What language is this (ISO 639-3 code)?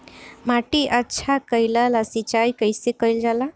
bho